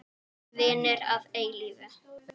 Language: Icelandic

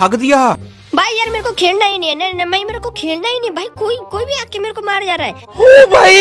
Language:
Hindi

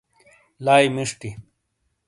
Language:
Shina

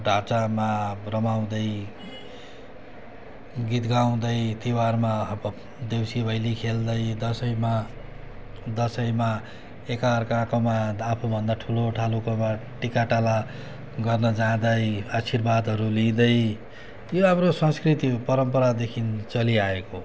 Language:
Nepali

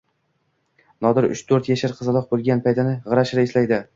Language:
Uzbek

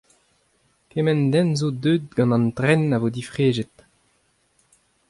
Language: Breton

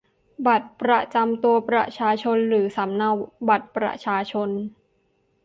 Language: Thai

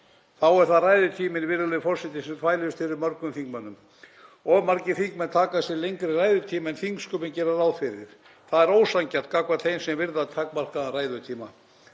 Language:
Icelandic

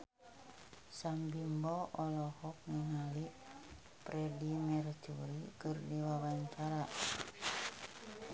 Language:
Sundanese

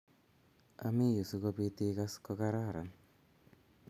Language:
Kalenjin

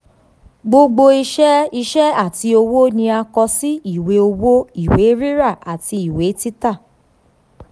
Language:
Yoruba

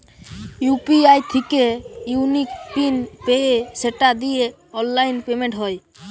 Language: Bangla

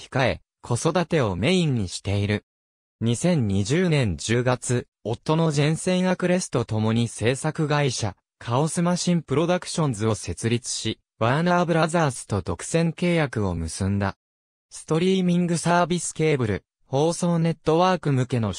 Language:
Japanese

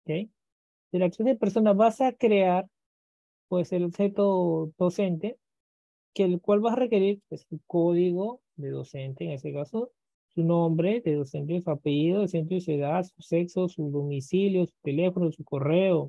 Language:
Spanish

